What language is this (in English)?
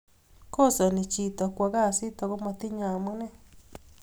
Kalenjin